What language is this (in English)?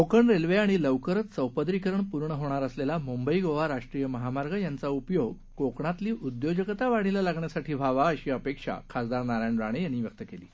Marathi